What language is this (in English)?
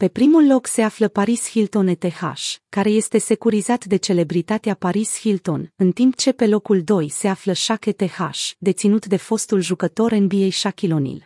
Romanian